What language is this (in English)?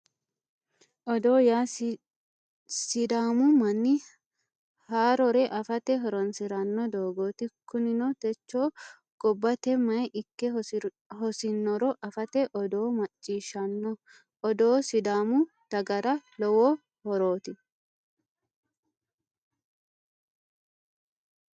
Sidamo